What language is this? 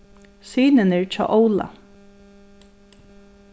Faroese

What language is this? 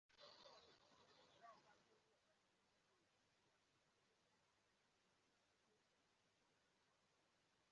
Igbo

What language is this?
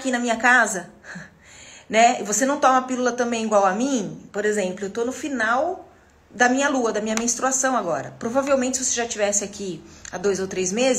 Portuguese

